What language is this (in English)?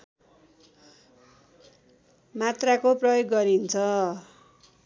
Nepali